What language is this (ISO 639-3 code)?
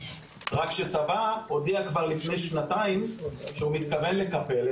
heb